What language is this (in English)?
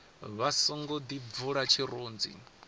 Venda